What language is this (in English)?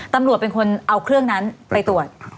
Thai